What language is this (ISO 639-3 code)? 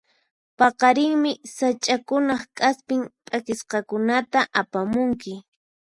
qxp